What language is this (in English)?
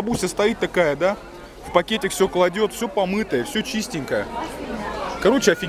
Russian